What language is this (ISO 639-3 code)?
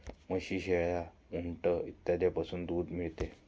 mar